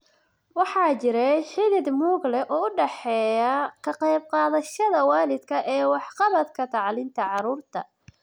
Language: Somali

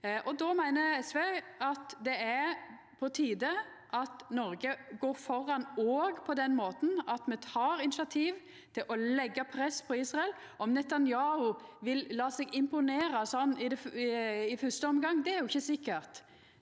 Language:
Norwegian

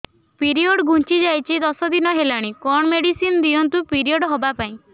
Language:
Odia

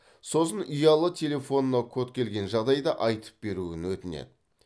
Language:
Kazakh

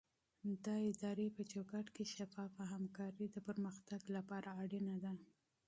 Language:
Pashto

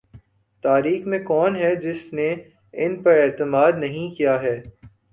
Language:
Urdu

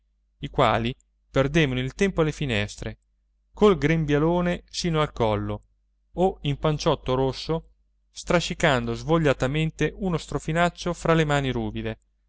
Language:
Italian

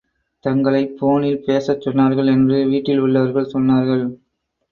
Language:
Tamil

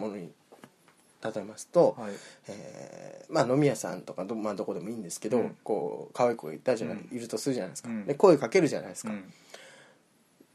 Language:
Japanese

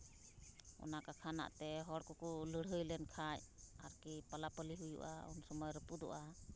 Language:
Santali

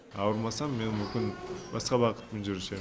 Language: Kazakh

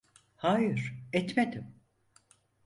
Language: Turkish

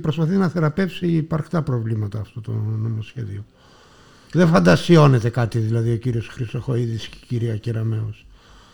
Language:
Greek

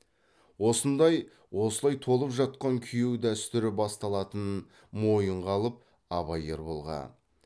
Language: Kazakh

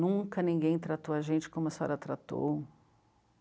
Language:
Portuguese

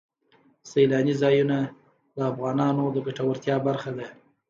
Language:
Pashto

